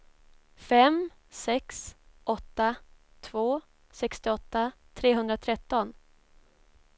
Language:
Swedish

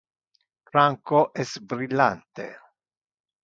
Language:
Interlingua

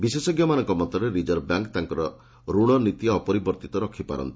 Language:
Odia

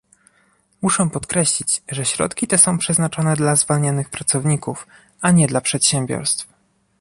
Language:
Polish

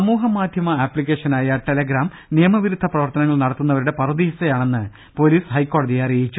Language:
Malayalam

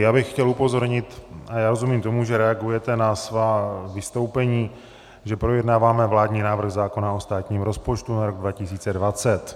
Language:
Czech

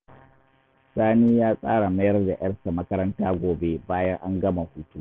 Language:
Hausa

